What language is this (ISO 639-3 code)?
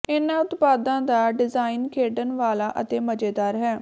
pan